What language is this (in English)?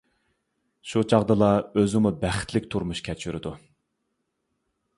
Uyghur